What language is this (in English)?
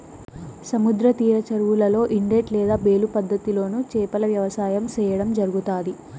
Telugu